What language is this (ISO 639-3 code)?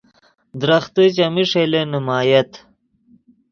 ydg